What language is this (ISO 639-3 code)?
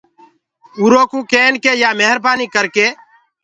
ggg